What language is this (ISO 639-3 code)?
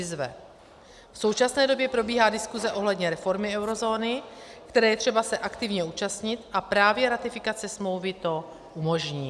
ces